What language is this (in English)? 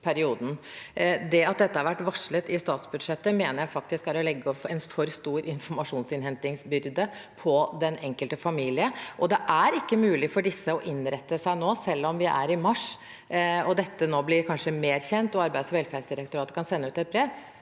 Norwegian